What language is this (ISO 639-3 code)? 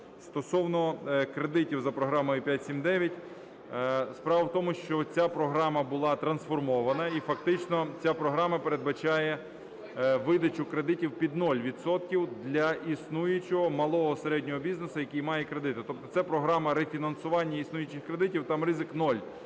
ukr